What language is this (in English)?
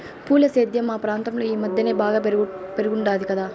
Telugu